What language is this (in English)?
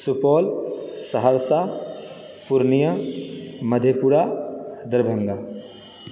Maithili